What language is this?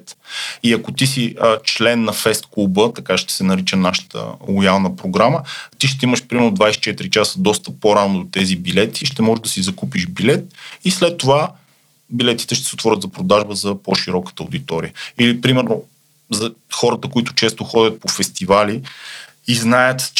Bulgarian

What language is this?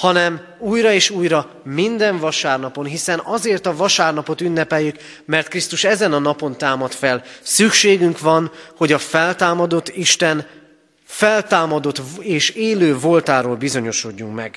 Hungarian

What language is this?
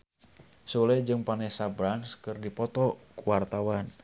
Sundanese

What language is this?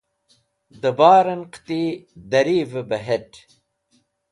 Wakhi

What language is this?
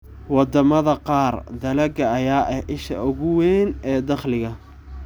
Somali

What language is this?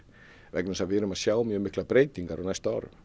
Icelandic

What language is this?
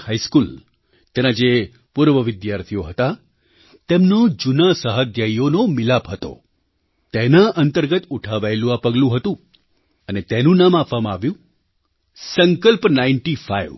Gujarati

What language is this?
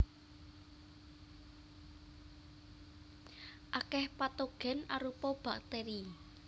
Javanese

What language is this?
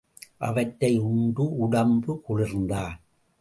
Tamil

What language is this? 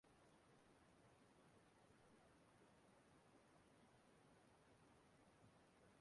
Igbo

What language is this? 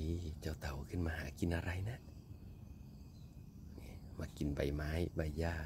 Thai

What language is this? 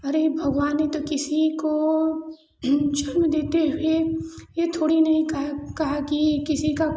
Hindi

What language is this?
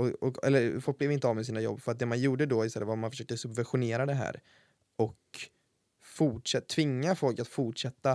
Swedish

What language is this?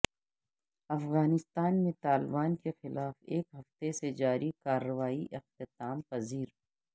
Urdu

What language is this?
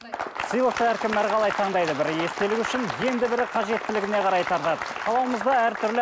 Kazakh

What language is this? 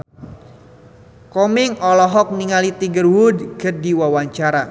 Sundanese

